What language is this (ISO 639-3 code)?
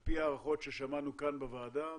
heb